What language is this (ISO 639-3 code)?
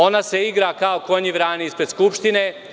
srp